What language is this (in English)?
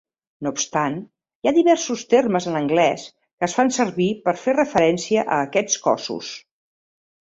Catalan